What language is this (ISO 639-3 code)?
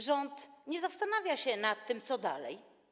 pol